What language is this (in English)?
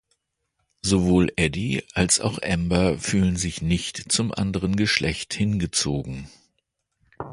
German